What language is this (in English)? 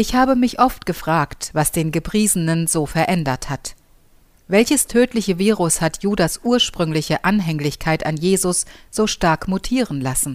German